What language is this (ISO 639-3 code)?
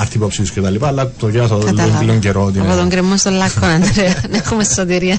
ell